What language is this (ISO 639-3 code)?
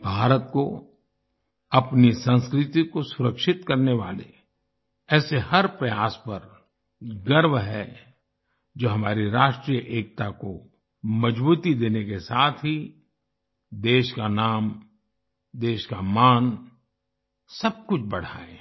hin